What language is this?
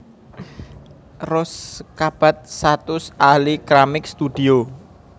Javanese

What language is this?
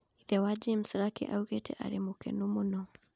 Kikuyu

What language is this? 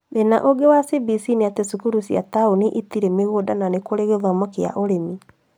Kikuyu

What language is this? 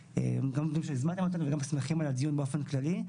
Hebrew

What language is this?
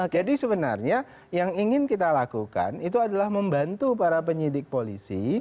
Indonesian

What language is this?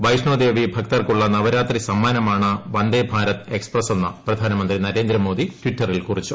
Malayalam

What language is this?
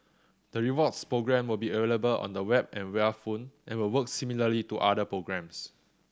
English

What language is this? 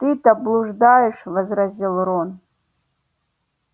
Russian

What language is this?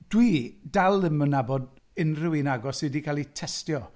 Welsh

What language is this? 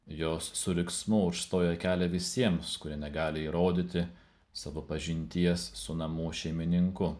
Lithuanian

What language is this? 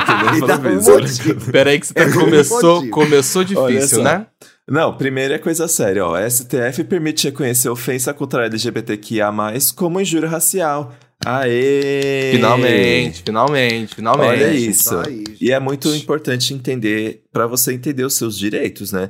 Portuguese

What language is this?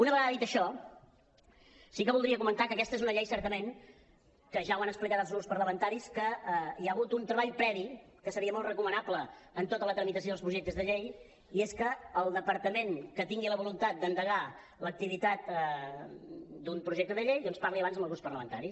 Catalan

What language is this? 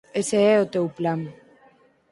Galician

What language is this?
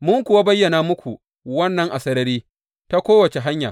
Hausa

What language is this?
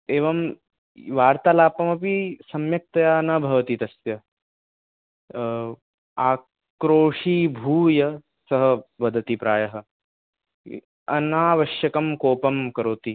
Sanskrit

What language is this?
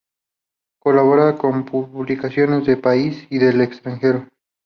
Spanish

